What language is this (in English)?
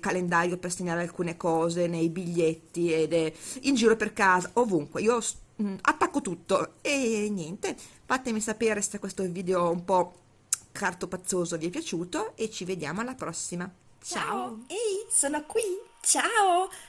Italian